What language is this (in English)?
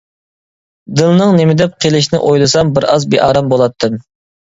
Uyghur